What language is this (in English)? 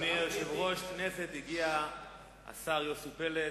Hebrew